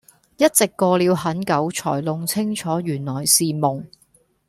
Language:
Cantonese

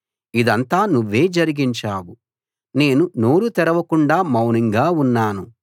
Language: Telugu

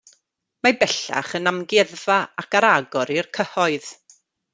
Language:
Welsh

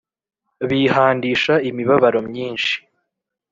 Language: Kinyarwanda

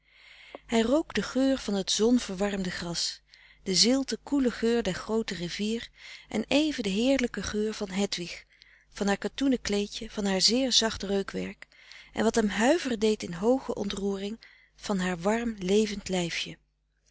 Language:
Dutch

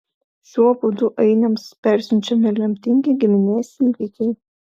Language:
Lithuanian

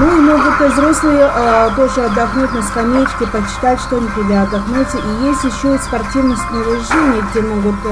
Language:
Russian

